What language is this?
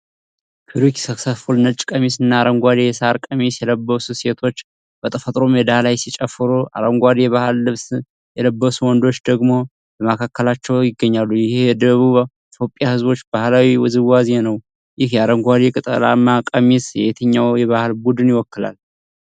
Amharic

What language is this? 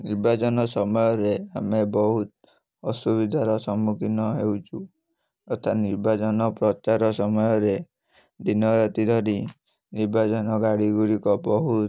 Odia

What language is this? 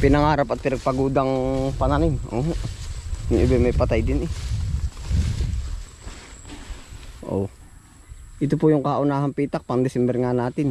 Filipino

